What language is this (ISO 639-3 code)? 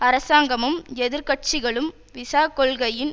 tam